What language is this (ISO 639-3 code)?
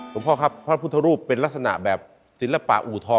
tha